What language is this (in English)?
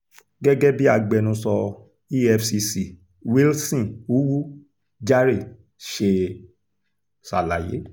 Yoruba